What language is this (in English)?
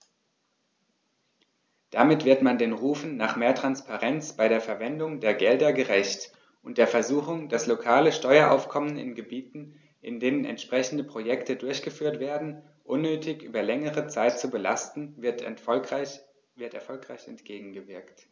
German